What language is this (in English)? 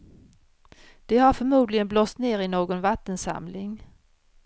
Swedish